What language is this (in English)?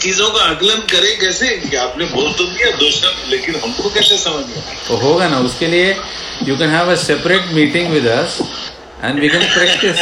Hindi